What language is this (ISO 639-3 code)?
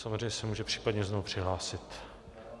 ces